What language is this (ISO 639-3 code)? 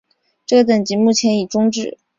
zho